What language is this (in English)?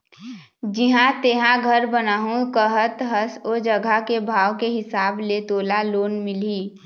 Chhattisgarhi